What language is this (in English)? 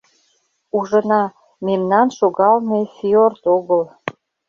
Mari